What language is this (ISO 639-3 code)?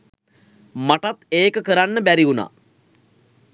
sin